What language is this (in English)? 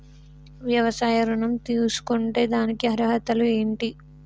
Telugu